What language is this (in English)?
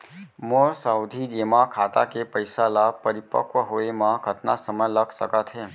Chhattisgarhi